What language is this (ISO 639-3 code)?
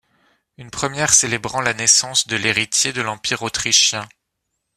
fra